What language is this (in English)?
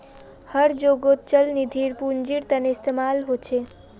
Magahi